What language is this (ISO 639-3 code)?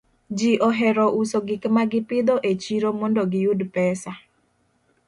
luo